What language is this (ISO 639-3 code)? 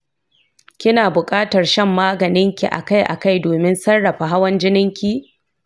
hau